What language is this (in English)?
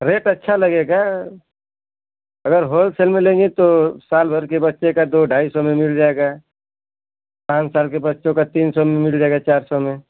Hindi